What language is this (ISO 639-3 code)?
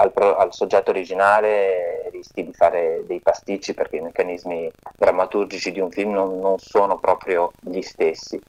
ita